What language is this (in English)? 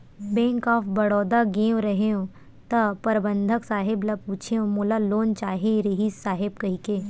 Chhattisgarhi